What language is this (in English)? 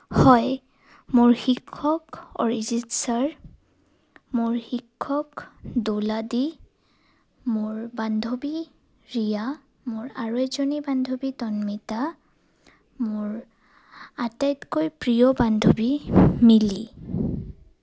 Assamese